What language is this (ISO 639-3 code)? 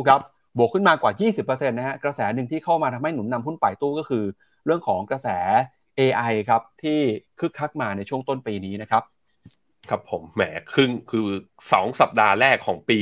tha